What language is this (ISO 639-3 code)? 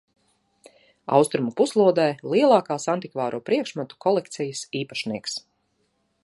lav